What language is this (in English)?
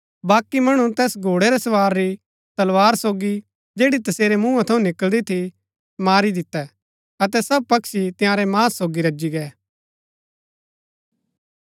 Gaddi